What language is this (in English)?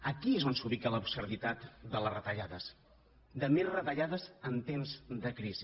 Catalan